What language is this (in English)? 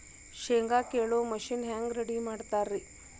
Kannada